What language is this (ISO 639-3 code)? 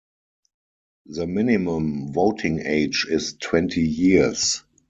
eng